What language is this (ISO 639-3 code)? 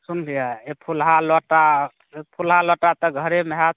mai